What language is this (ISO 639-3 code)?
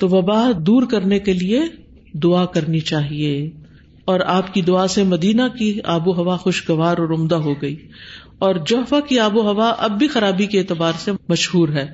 urd